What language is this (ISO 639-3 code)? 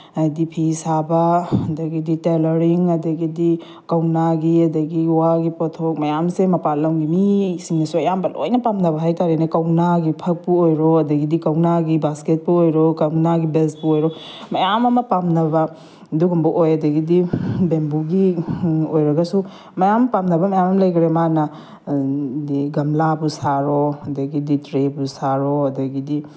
mni